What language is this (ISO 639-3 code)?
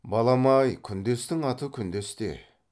kaz